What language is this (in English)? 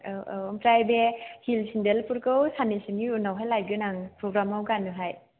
Bodo